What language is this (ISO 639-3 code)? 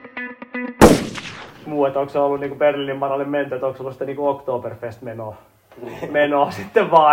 fin